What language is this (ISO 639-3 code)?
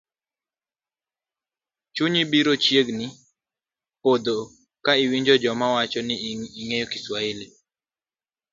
luo